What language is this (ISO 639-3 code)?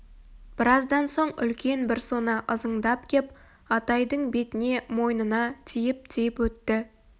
kaz